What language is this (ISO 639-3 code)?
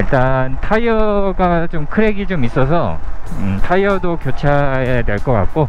kor